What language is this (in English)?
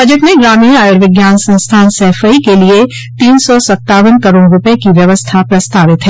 Hindi